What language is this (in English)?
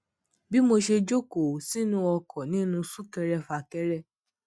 Yoruba